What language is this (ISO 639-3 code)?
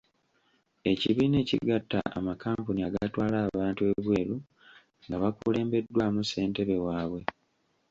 lug